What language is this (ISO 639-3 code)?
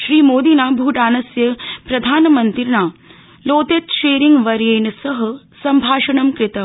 san